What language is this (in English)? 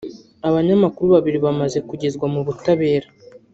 Kinyarwanda